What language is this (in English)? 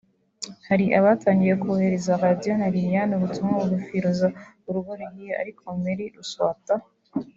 Kinyarwanda